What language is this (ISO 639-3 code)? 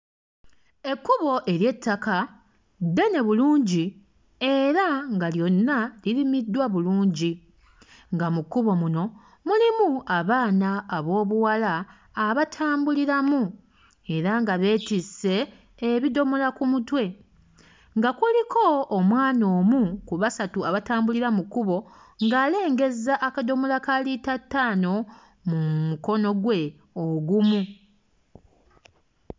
lug